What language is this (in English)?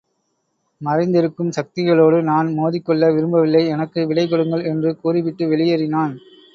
Tamil